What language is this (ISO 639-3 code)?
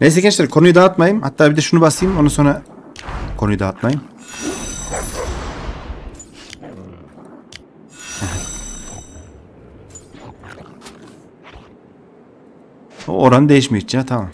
tur